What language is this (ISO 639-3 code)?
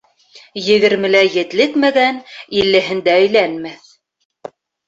bak